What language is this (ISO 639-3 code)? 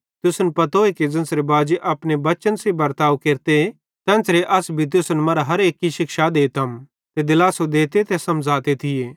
bhd